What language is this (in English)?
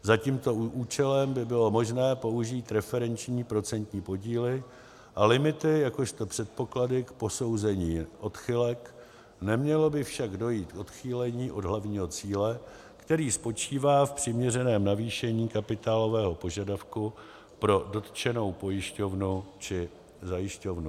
Czech